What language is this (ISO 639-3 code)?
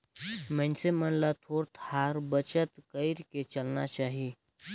hne